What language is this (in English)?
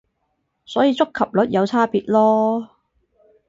Cantonese